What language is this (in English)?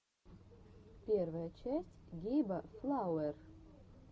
Russian